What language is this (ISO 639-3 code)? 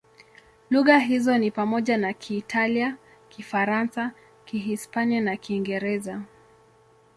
swa